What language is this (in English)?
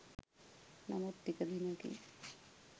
Sinhala